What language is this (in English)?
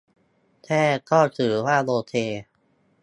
Thai